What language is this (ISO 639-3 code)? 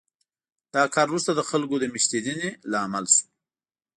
pus